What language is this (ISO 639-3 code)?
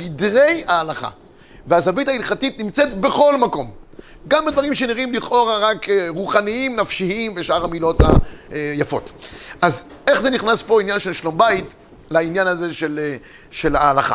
heb